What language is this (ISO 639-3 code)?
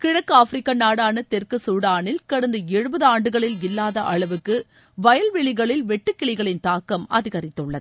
tam